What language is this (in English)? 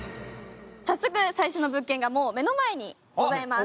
Japanese